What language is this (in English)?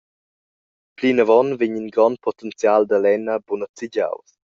Romansh